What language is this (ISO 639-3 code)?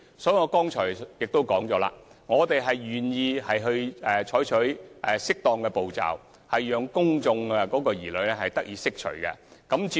yue